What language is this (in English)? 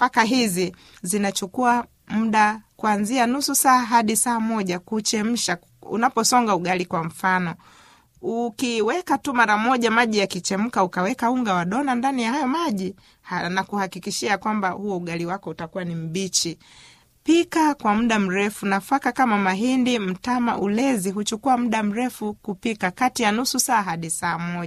Swahili